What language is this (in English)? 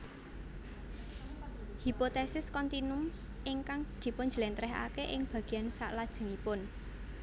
Javanese